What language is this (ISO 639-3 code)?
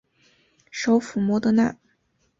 zho